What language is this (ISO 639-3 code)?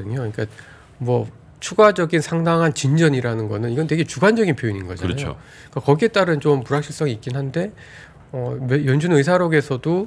kor